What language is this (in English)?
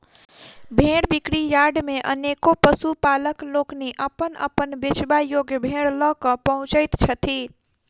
Maithili